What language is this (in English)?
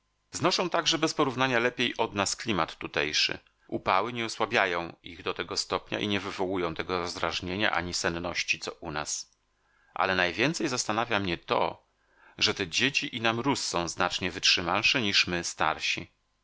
Polish